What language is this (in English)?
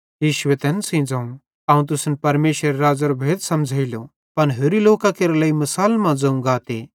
Bhadrawahi